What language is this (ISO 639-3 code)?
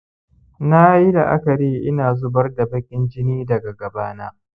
hau